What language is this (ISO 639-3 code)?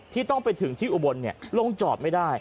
tha